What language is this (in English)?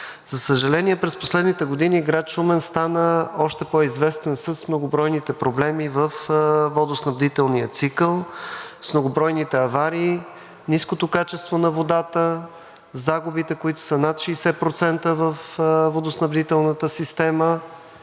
Bulgarian